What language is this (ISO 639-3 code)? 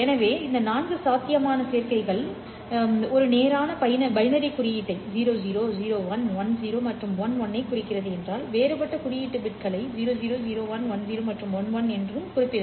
tam